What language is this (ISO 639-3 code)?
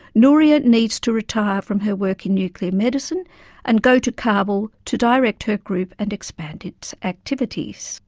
eng